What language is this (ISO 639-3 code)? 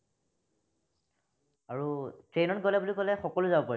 asm